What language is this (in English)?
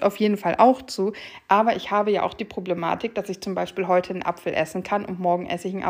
German